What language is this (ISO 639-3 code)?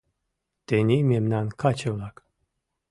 chm